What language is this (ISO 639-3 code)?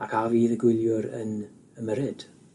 cym